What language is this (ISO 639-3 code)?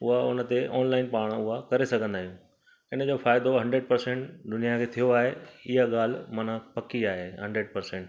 snd